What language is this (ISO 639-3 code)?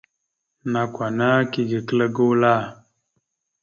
mxu